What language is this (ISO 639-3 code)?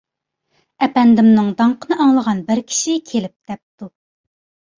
uig